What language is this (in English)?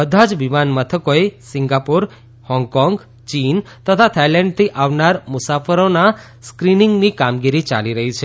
Gujarati